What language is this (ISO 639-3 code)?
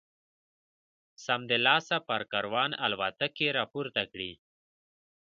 pus